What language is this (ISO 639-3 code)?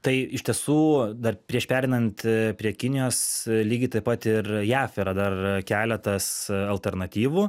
lit